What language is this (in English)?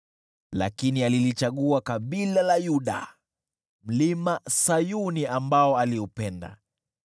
Swahili